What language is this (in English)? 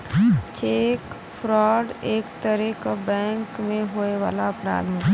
Bhojpuri